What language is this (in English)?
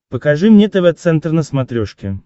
Russian